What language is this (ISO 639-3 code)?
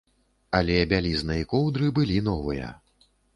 bel